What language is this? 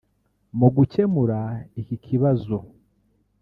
Kinyarwanda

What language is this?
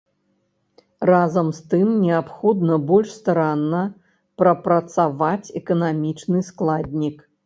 Belarusian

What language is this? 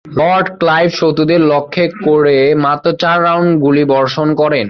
Bangla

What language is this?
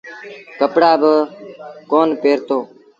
Sindhi Bhil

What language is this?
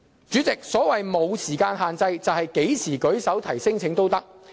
Cantonese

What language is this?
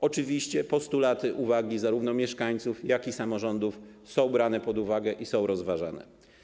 Polish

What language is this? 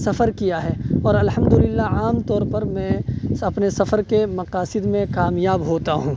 Urdu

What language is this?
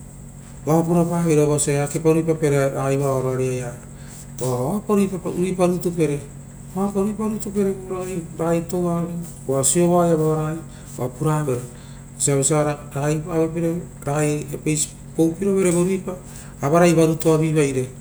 Rotokas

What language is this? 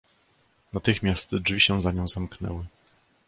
Polish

